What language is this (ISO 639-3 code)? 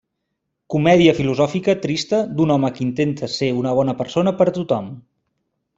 cat